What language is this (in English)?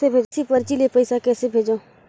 Chhattisgarhi